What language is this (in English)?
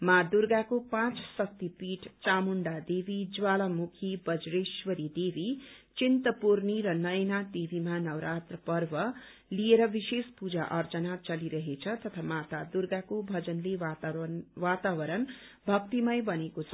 Nepali